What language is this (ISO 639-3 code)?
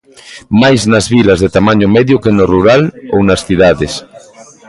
glg